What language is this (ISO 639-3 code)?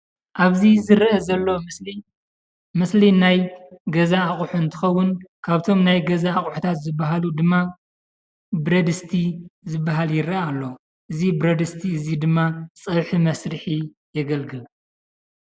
tir